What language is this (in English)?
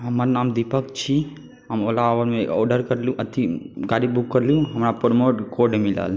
Maithili